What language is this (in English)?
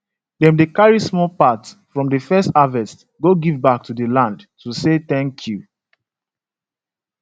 Nigerian Pidgin